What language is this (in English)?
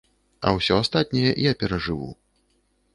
Belarusian